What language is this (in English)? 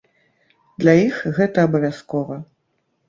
Belarusian